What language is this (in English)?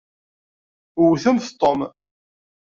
Kabyle